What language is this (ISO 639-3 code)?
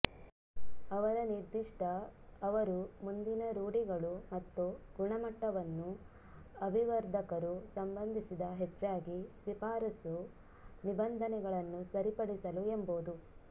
kan